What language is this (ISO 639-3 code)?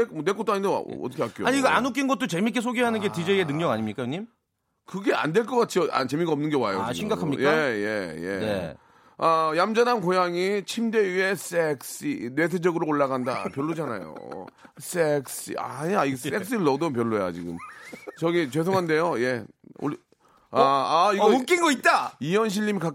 kor